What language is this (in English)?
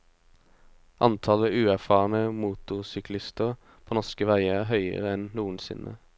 Norwegian